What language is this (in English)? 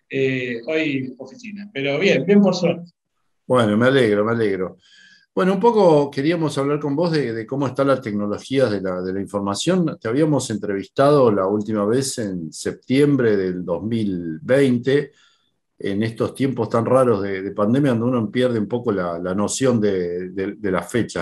Spanish